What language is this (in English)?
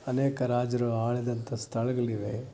Kannada